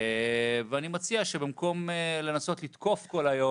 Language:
Hebrew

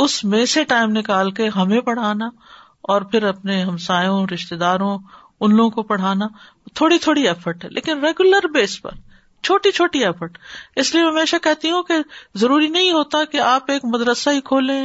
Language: Urdu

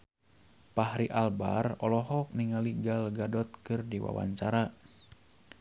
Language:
Sundanese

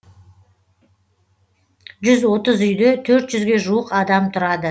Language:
Kazakh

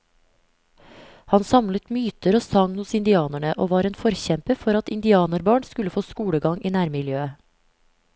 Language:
Norwegian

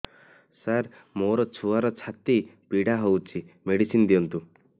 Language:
Odia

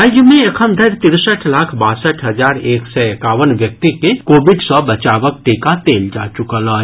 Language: Maithili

